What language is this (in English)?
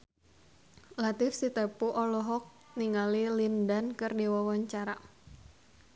Sundanese